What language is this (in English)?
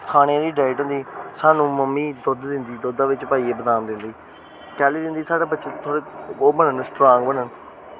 Dogri